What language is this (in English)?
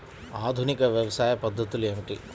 Telugu